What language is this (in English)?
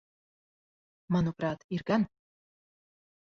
Latvian